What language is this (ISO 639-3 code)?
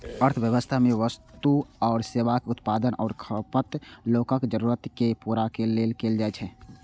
mai